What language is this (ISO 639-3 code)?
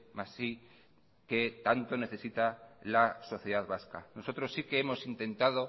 spa